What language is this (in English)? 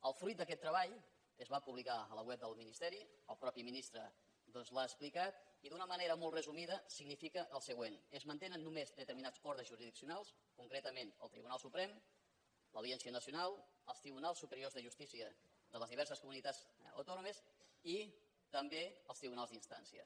Catalan